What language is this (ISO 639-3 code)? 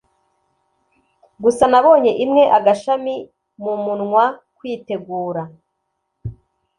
kin